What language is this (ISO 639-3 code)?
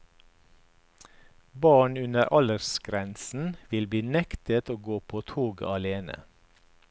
nor